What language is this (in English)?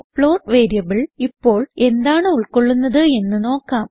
Malayalam